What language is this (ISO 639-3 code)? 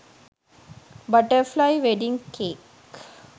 sin